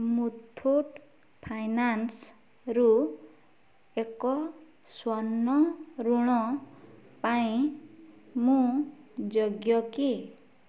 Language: Odia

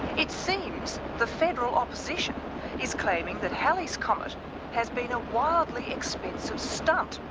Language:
English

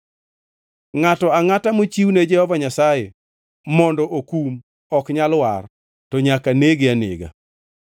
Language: Luo (Kenya and Tanzania)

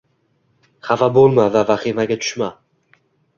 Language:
Uzbek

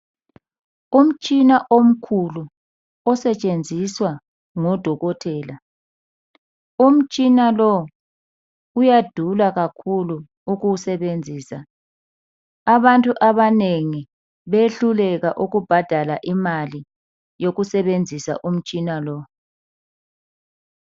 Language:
North Ndebele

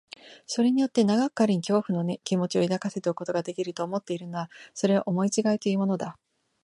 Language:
Japanese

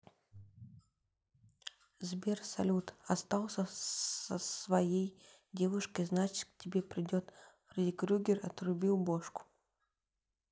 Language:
Russian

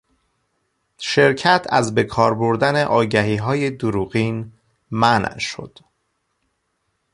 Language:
Persian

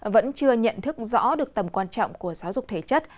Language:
Vietnamese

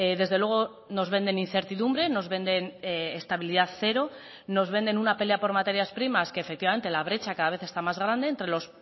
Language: Spanish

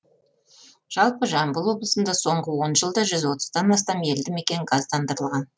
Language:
Kazakh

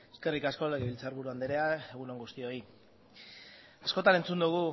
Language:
Basque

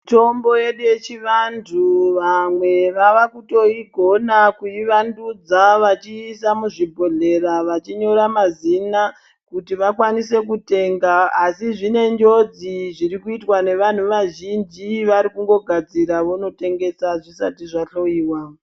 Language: Ndau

